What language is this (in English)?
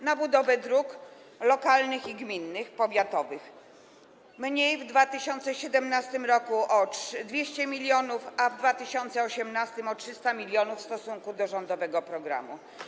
Polish